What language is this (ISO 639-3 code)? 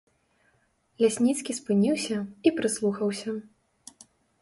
bel